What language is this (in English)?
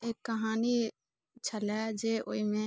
Maithili